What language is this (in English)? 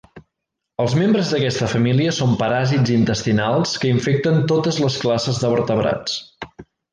Catalan